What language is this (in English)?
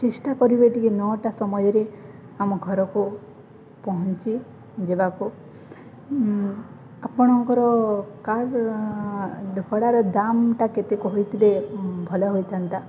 Odia